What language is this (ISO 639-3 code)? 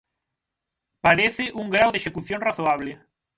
glg